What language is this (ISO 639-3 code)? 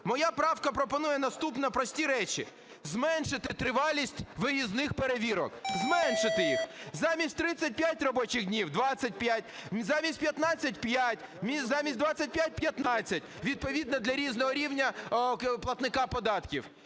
ukr